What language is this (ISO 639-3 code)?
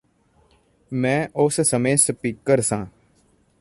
pan